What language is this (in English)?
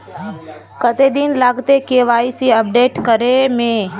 Magahi